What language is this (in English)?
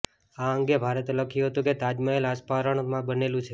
Gujarati